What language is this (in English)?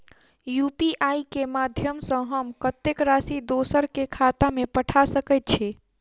Maithili